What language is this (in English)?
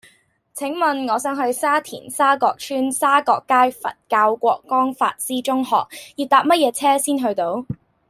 Cantonese